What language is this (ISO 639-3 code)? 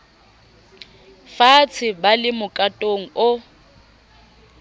sot